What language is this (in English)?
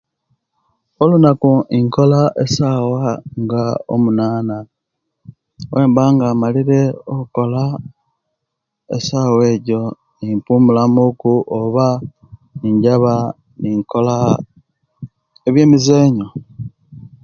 Kenyi